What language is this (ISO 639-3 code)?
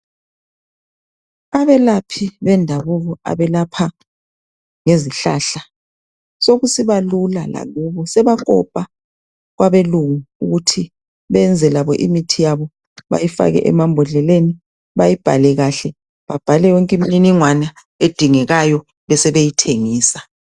nde